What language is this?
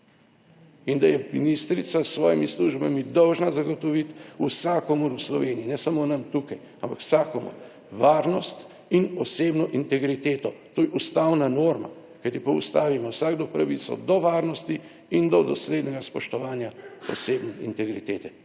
Slovenian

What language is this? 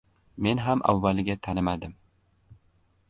Uzbek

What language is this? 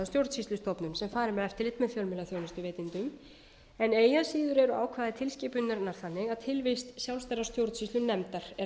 Icelandic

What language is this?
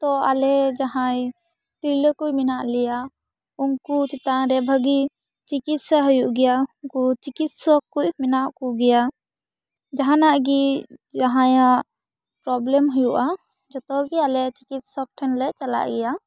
Santali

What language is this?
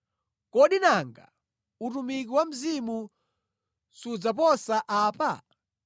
Nyanja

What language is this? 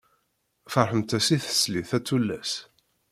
Kabyle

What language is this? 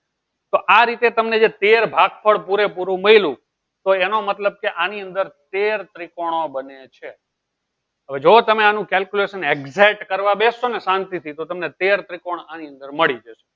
Gujarati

